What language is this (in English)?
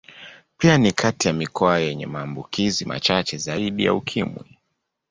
Swahili